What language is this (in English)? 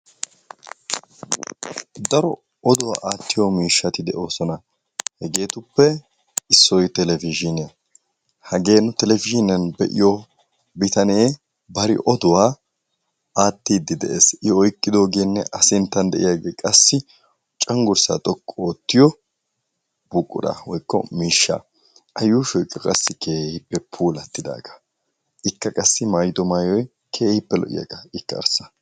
Wolaytta